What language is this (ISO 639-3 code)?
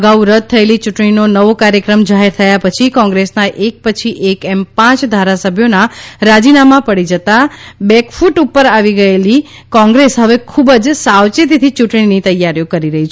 guj